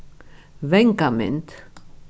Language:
Faroese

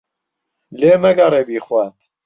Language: Central Kurdish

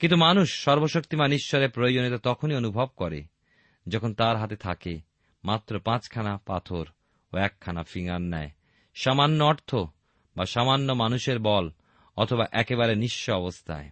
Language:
Bangla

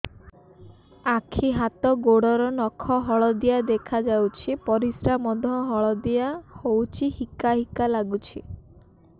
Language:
Odia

